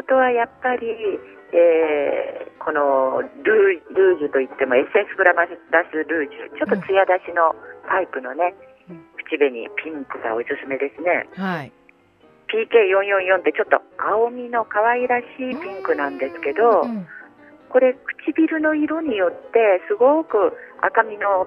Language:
Japanese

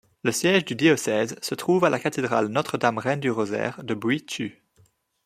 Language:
French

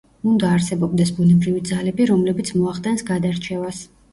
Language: Georgian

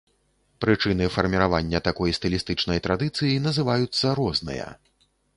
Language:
Belarusian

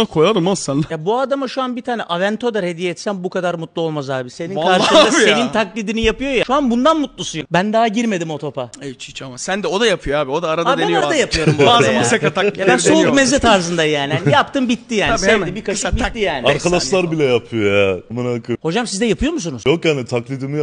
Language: Turkish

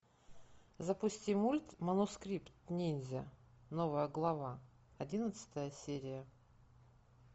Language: Russian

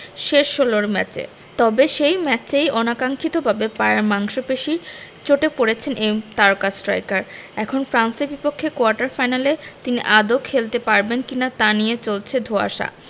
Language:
Bangla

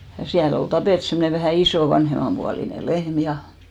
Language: Finnish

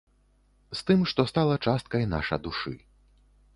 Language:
Belarusian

